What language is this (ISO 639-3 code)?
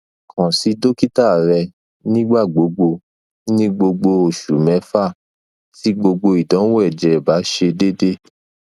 yor